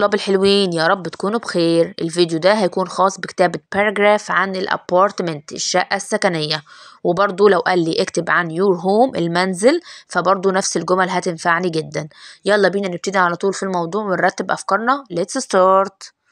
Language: Arabic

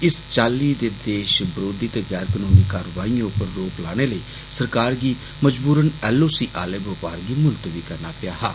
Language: Dogri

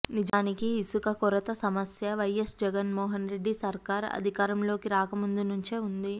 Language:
Telugu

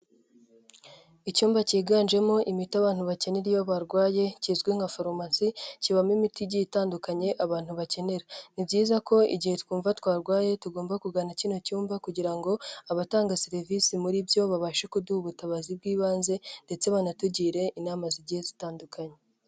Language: Kinyarwanda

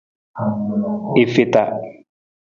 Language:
Nawdm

